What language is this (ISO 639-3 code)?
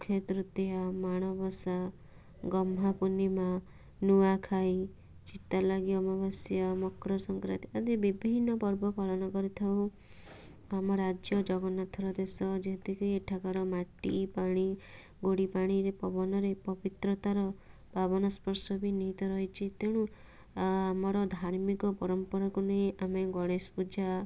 ori